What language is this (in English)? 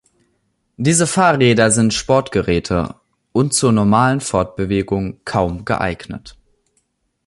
German